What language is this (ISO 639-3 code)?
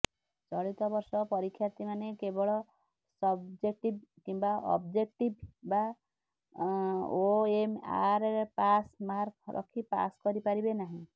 ori